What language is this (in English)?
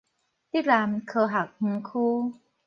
Min Nan Chinese